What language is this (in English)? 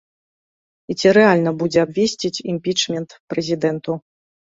Belarusian